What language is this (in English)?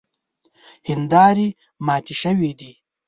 Pashto